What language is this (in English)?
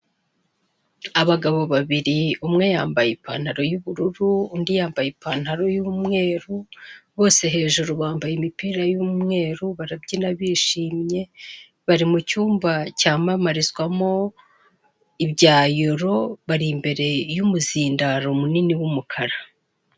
Kinyarwanda